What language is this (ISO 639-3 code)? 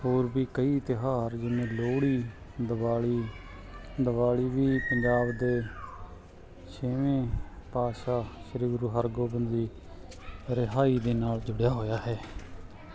pan